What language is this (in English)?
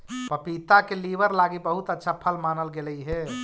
Magahi